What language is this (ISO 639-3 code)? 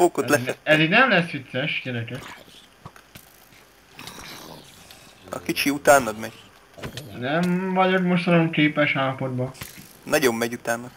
hun